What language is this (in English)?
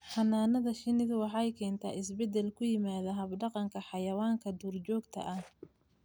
Somali